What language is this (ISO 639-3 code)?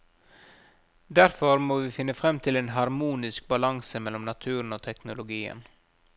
nor